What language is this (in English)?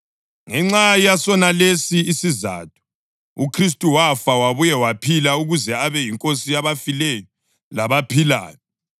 North Ndebele